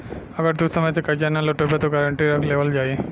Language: Bhojpuri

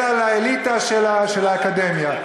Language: Hebrew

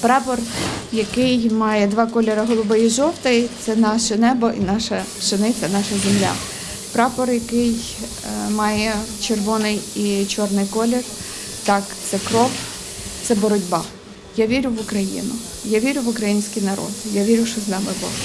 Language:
Ukrainian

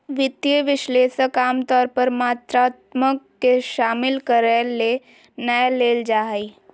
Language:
Magahi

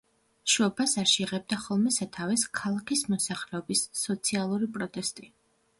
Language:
Georgian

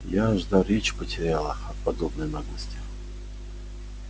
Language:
Russian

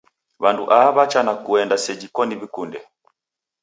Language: Taita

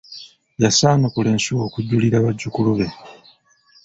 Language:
Ganda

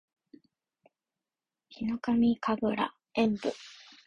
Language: Japanese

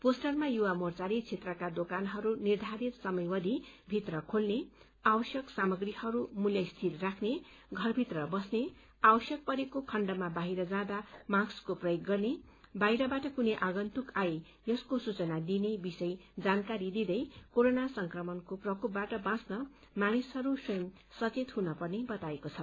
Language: Nepali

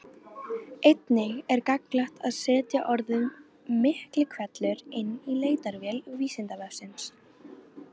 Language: Icelandic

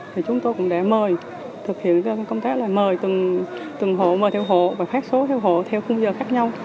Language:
Vietnamese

